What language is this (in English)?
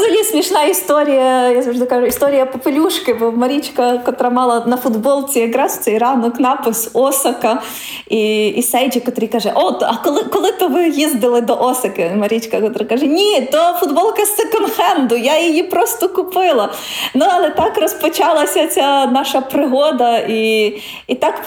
Ukrainian